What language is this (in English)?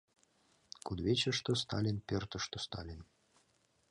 Mari